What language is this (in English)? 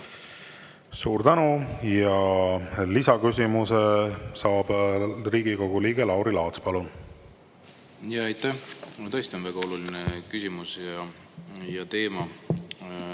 Estonian